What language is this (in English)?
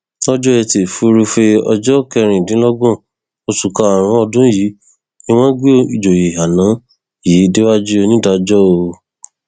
Yoruba